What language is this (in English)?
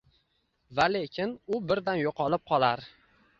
Uzbek